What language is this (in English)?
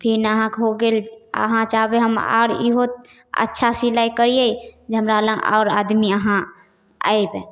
Maithili